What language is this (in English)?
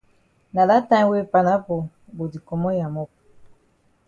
Cameroon Pidgin